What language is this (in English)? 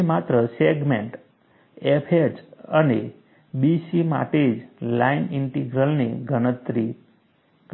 Gujarati